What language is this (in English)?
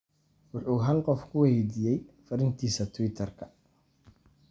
Somali